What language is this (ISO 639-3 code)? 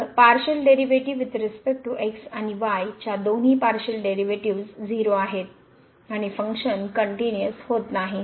mar